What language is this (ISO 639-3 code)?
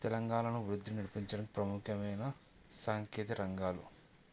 tel